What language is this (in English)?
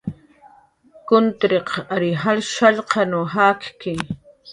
Jaqaru